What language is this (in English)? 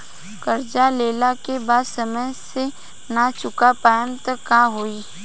Bhojpuri